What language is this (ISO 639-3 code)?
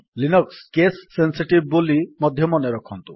ori